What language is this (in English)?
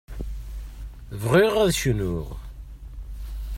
Kabyle